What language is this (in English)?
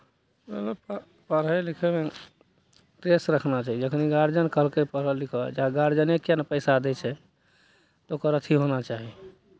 Maithili